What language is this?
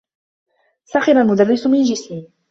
Arabic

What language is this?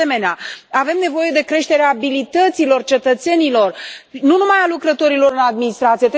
Romanian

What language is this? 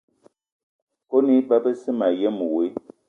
Eton (Cameroon)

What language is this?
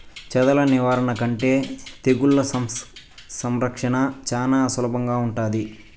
Telugu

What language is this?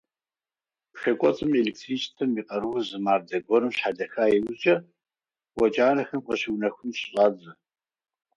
Kabardian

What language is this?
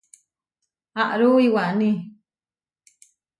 Huarijio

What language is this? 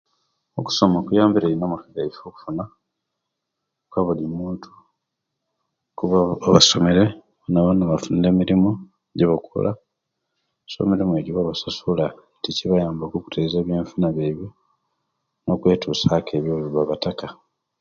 Kenyi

